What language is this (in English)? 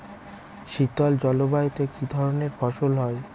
Bangla